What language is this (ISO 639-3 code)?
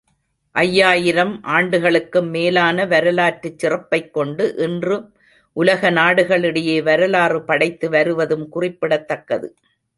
tam